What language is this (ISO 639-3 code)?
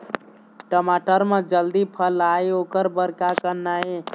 hne